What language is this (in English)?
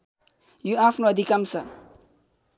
Nepali